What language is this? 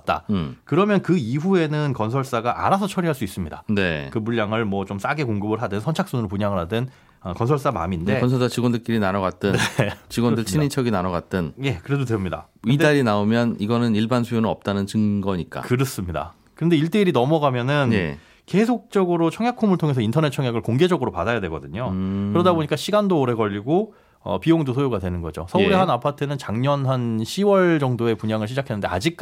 Korean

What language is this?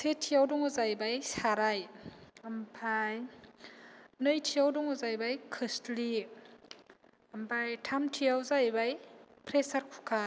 Bodo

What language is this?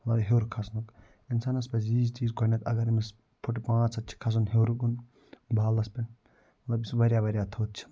Kashmiri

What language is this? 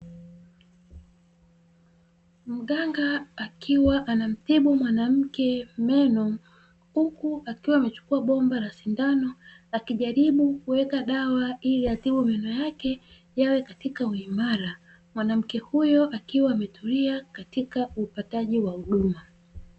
Swahili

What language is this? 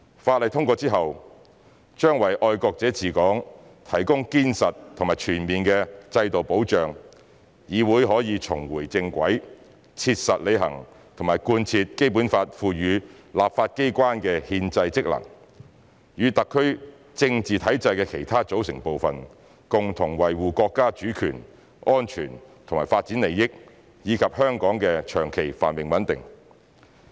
Cantonese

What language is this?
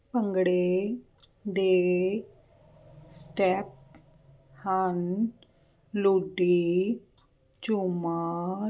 Punjabi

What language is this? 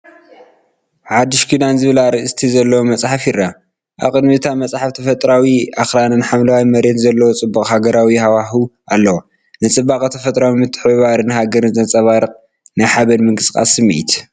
Tigrinya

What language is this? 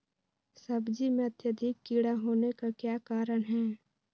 Magahi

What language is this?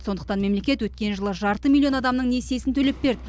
Kazakh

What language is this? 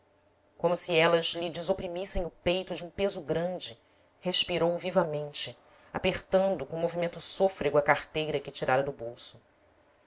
Portuguese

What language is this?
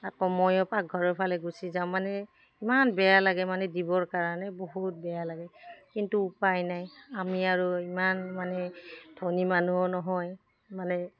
Assamese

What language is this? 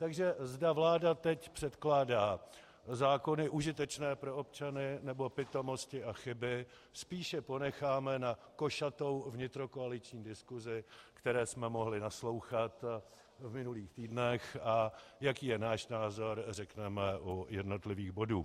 Czech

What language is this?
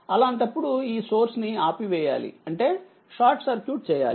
Telugu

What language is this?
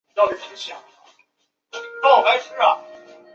Chinese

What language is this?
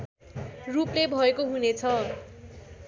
Nepali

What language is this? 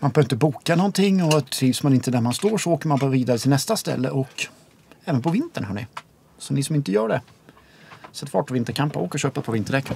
Swedish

